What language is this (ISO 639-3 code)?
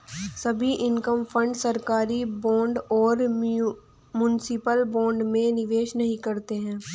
hin